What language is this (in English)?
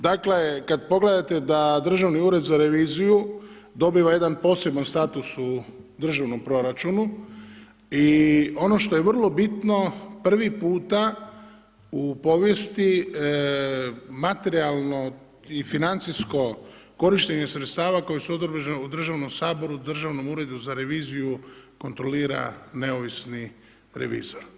Croatian